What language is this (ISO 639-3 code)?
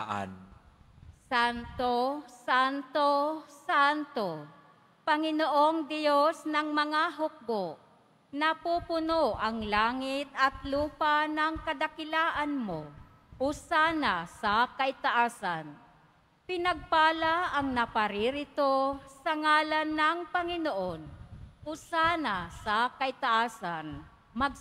fil